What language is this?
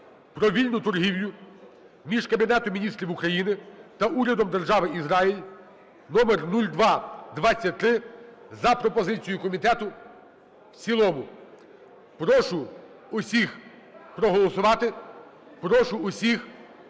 Ukrainian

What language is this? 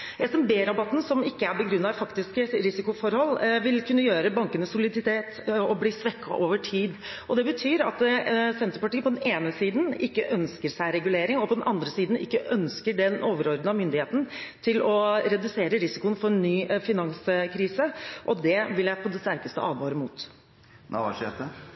Norwegian Bokmål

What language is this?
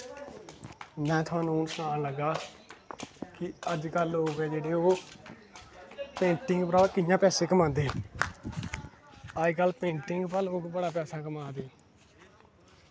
Dogri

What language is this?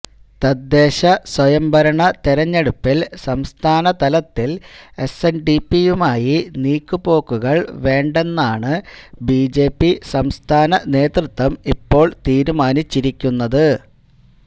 Malayalam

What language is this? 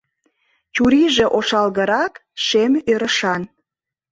Mari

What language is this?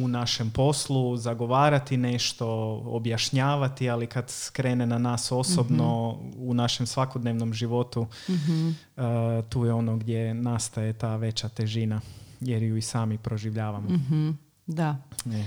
Croatian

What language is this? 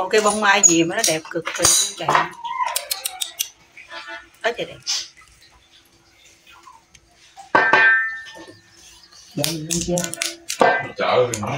Vietnamese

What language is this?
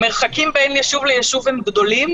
Hebrew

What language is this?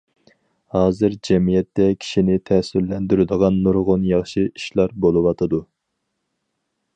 Uyghur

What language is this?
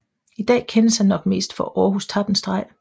Danish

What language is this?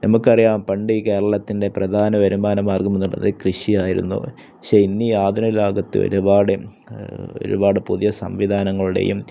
Malayalam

